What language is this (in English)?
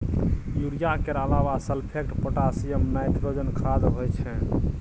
Maithili